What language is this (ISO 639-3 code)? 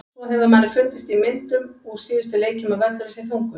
isl